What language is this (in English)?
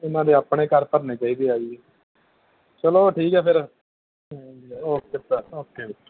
Punjabi